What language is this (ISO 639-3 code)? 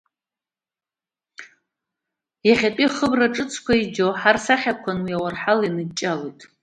abk